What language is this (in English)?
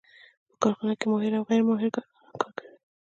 Pashto